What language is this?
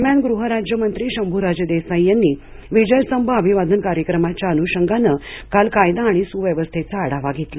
Marathi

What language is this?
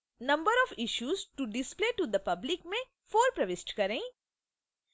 Hindi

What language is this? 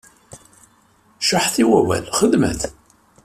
Kabyle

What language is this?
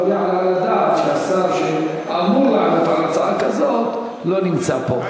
Hebrew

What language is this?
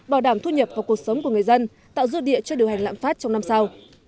Vietnamese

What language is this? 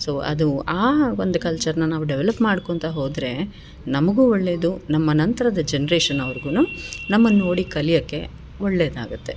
Kannada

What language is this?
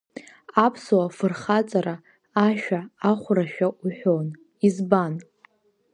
Abkhazian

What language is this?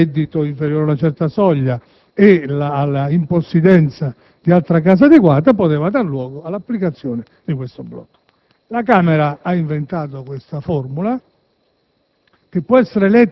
Italian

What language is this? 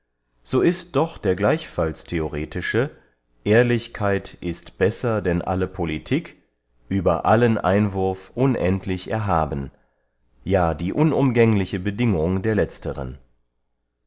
German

